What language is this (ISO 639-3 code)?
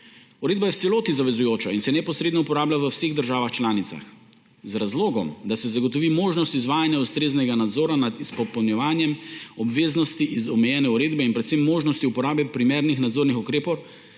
slv